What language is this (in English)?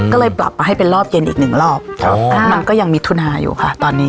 Thai